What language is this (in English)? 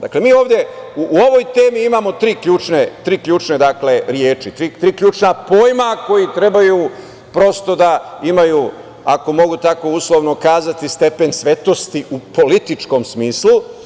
Serbian